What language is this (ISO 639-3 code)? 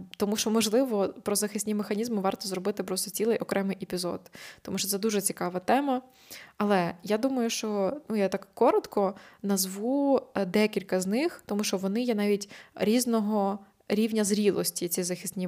ukr